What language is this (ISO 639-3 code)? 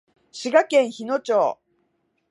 jpn